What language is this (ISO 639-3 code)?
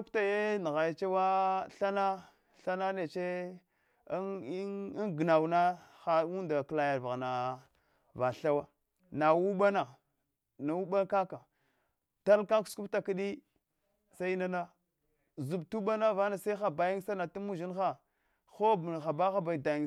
hwo